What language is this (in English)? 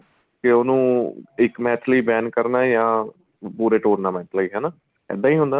Punjabi